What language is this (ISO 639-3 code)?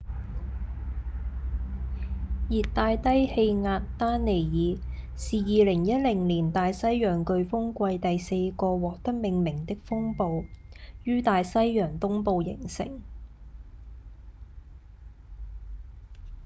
yue